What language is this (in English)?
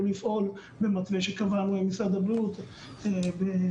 Hebrew